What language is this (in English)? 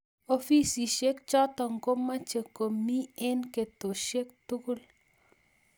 Kalenjin